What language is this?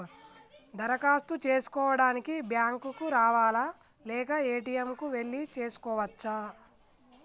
Telugu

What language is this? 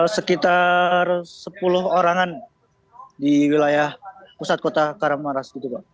Indonesian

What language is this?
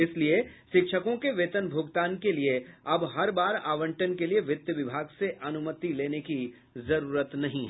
Hindi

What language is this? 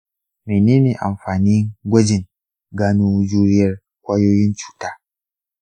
Hausa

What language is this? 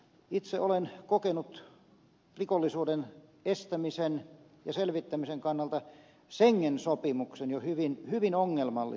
Finnish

